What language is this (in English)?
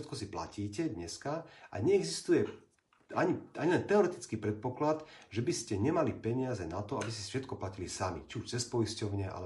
Slovak